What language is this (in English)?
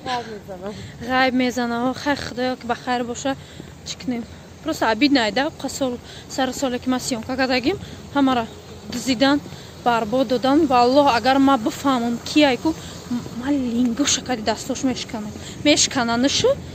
Turkish